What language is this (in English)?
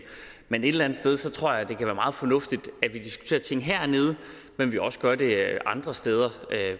Danish